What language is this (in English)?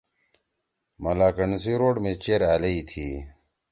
Torwali